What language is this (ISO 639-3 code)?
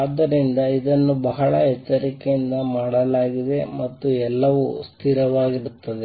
kan